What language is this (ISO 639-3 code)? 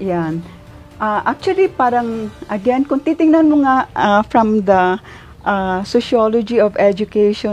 fil